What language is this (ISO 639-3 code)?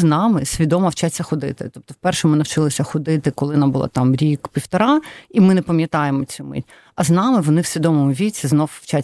ukr